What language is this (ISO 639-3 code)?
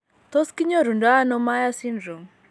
kln